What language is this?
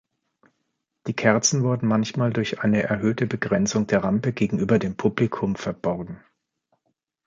German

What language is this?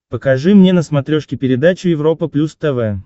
Russian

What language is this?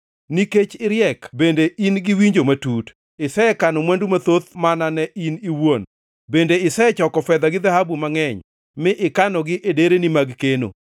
Luo (Kenya and Tanzania)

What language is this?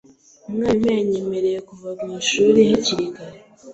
Kinyarwanda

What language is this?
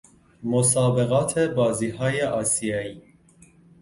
Persian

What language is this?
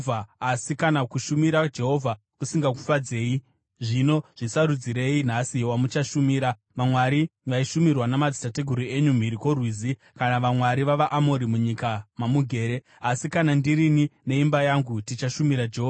Shona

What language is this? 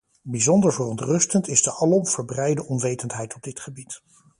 Dutch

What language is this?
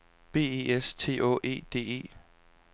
Danish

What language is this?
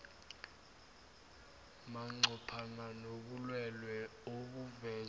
South Ndebele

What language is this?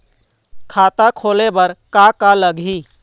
Chhattisgarhi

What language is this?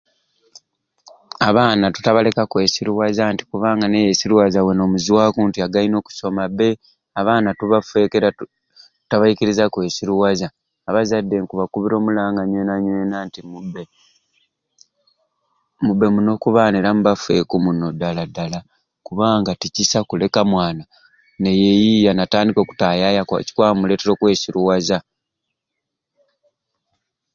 Ruuli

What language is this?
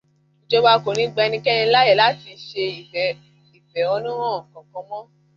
Yoruba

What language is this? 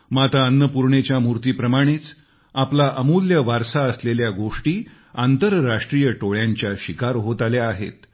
Marathi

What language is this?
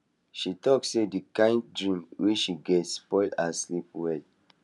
Nigerian Pidgin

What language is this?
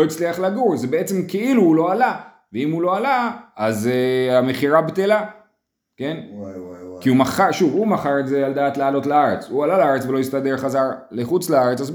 Hebrew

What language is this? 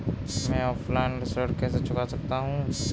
Hindi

